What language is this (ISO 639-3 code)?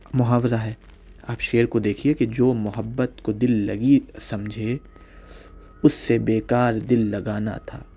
urd